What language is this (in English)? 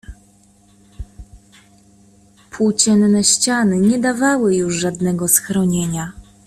Polish